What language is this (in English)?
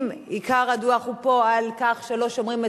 Hebrew